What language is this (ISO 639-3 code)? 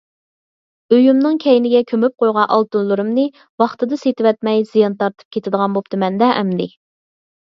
uig